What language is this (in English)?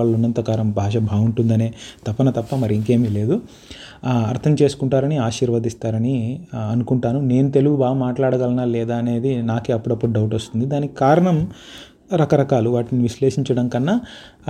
Telugu